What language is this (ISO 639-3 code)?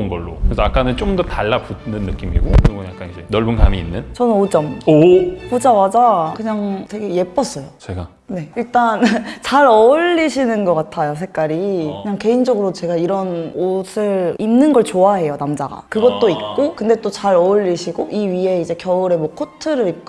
kor